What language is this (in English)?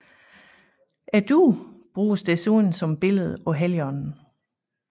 Danish